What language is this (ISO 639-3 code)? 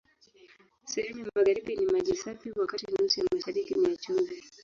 swa